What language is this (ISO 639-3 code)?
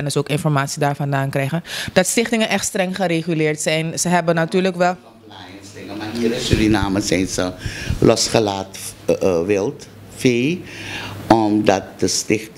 nld